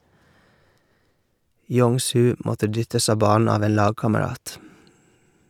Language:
Norwegian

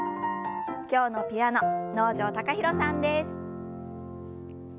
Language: Japanese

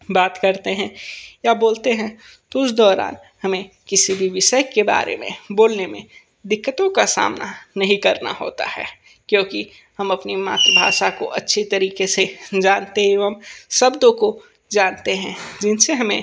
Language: Hindi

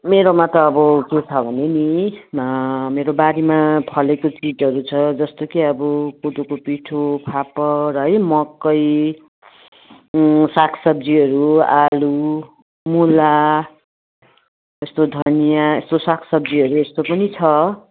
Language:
Nepali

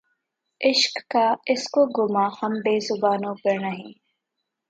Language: Urdu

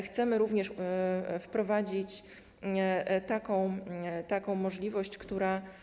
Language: Polish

